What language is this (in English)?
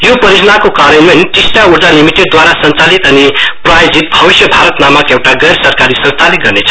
Nepali